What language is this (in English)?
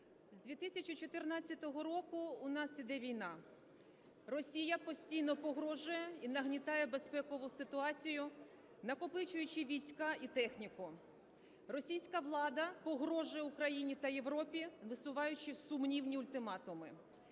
Ukrainian